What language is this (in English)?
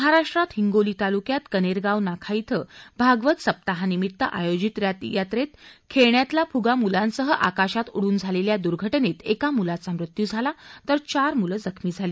Marathi